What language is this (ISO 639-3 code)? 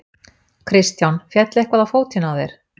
isl